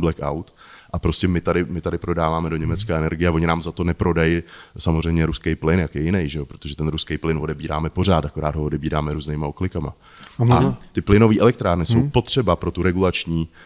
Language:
Czech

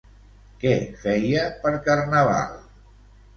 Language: Catalan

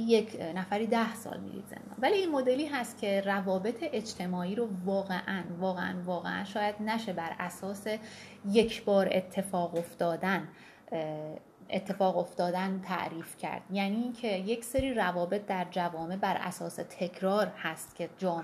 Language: Persian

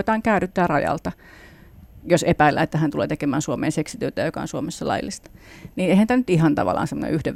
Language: Finnish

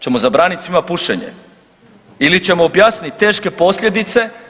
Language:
Croatian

